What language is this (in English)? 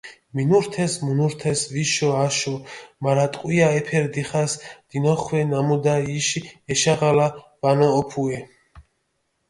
Mingrelian